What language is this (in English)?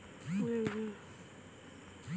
Bhojpuri